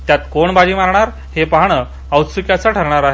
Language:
Marathi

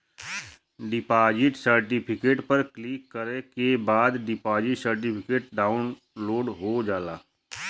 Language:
Bhojpuri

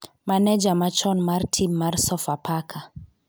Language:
Luo (Kenya and Tanzania)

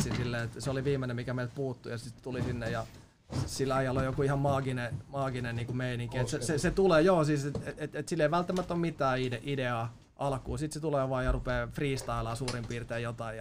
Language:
Finnish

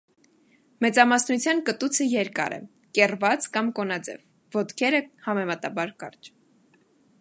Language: Armenian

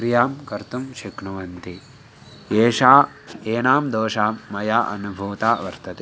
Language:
Sanskrit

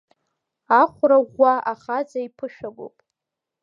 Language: Abkhazian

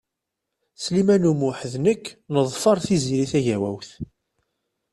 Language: Kabyle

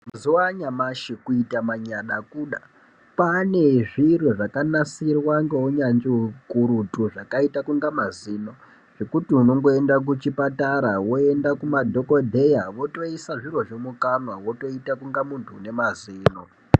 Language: Ndau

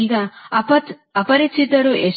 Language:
Kannada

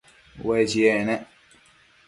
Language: Matsés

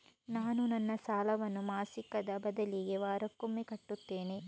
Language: Kannada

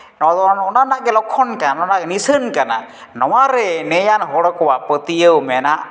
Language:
Santali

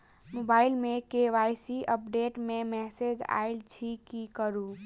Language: Maithili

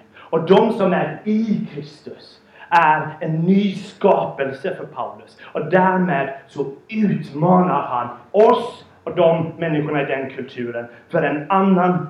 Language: Swedish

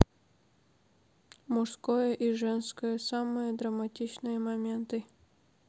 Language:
Russian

